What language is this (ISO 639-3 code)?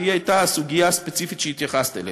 heb